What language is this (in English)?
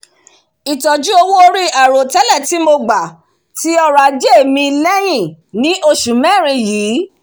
Yoruba